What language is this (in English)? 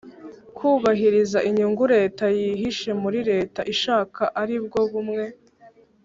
Kinyarwanda